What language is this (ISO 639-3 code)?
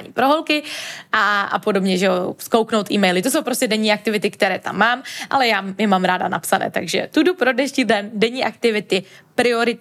ces